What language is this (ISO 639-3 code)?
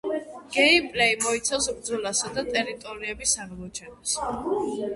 kat